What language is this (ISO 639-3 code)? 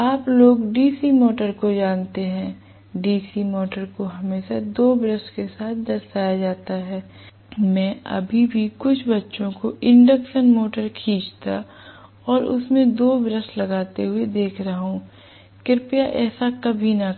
hin